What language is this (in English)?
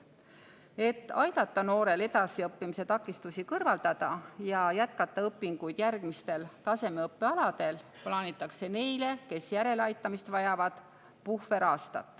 Estonian